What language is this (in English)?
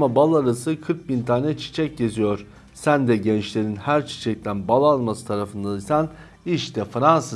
Turkish